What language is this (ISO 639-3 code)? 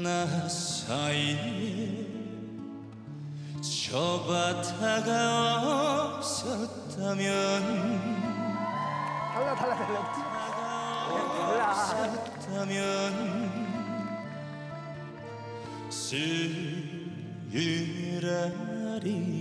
kor